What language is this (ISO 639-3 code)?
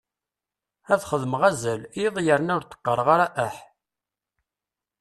kab